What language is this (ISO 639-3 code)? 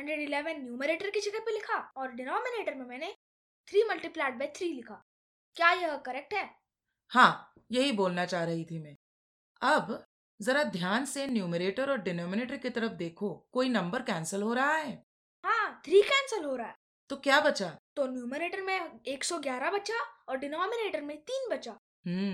hin